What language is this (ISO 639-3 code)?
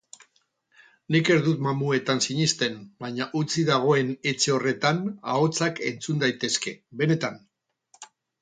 eus